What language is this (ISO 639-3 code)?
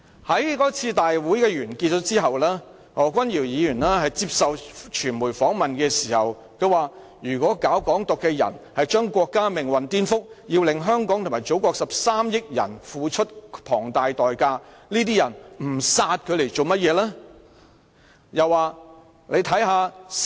yue